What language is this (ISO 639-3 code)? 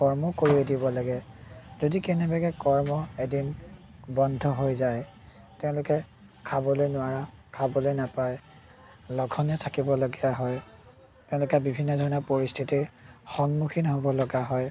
asm